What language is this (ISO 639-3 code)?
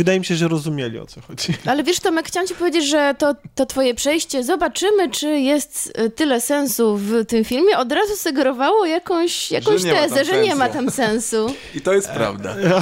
pol